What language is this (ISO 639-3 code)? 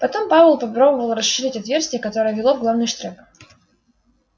rus